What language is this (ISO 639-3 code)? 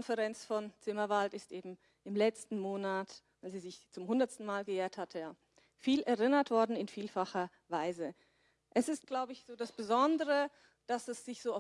deu